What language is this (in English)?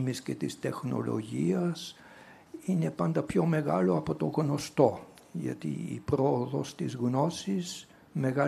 Greek